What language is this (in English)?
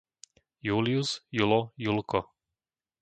Slovak